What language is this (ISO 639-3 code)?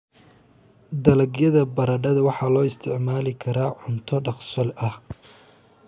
som